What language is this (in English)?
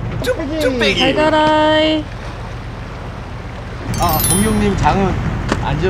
Korean